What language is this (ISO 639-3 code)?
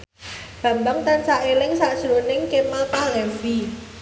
jav